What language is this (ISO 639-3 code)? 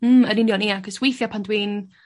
cym